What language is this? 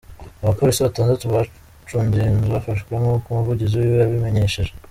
Kinyarwanda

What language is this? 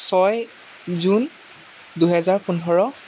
Assamese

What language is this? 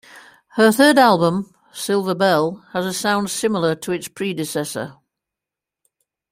English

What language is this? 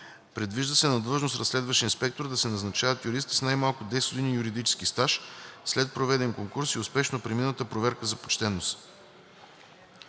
Bulgarian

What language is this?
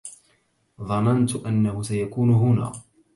Arabic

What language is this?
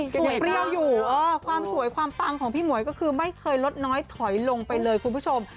Thai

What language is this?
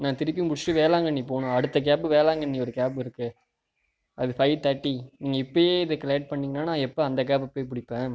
Tamil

